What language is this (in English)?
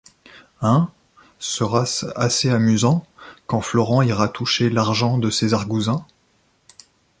French